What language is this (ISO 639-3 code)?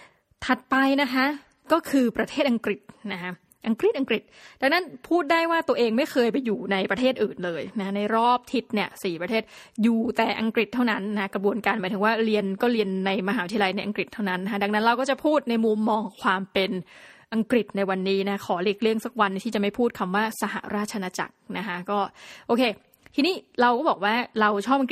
tha